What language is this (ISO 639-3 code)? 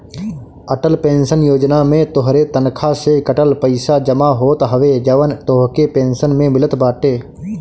bho